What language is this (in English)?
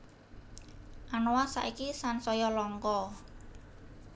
Javanese